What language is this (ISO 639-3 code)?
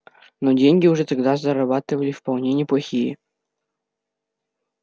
rus